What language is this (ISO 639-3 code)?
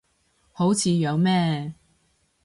yue